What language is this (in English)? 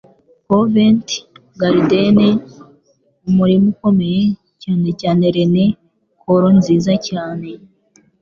Kinyarwanda